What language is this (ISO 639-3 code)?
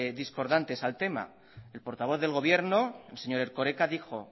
spa